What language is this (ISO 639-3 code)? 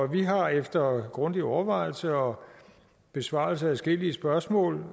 dan